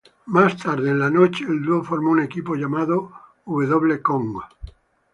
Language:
Spanish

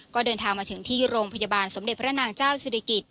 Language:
Thai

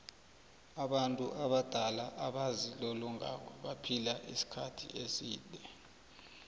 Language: South Ndebele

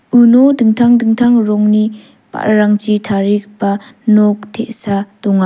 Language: Garo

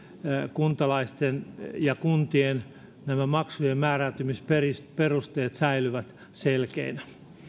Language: Finnish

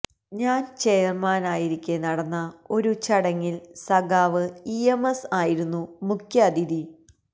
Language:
Malayalam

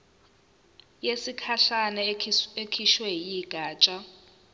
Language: Zulu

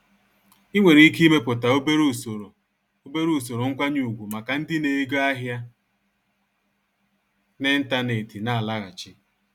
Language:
Igbo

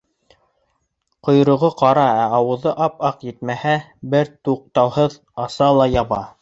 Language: Bashkir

